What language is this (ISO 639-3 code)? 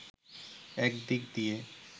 ben